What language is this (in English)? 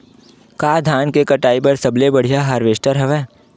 Chhattisgarhi